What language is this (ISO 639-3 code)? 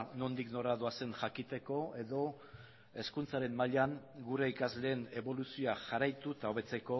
eus